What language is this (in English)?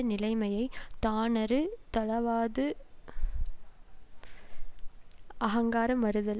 Tamil